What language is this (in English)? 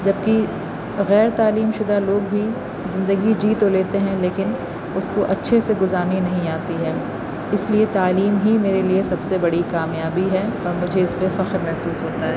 Urdu